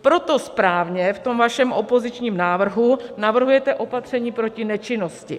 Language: Czech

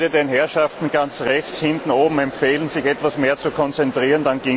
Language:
German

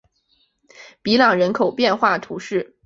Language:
Chinese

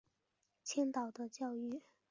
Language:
Chinese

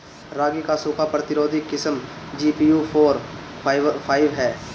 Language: Bhojpuri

